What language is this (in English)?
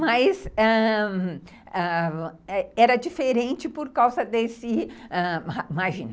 Portuguese